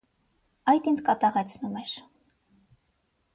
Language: Armenian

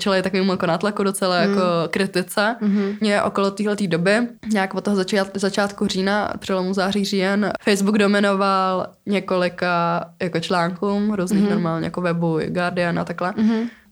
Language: Czech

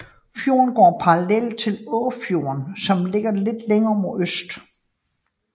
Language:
Danish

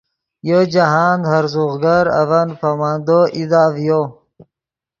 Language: Yidgha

